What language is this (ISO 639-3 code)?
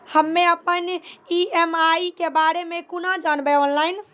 mai